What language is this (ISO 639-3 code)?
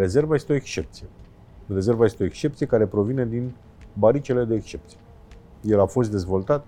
ron